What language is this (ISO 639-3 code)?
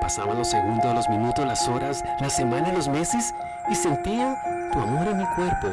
spa